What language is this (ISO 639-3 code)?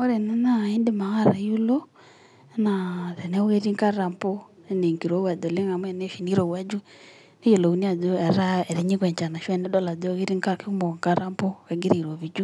mas